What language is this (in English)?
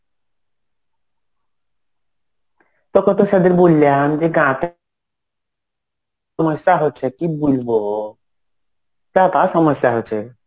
Bangla